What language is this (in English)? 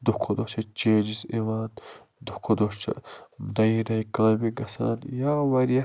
Kashmiri